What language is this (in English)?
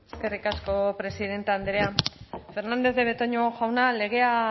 Basque